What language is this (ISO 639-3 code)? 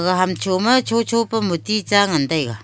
nnp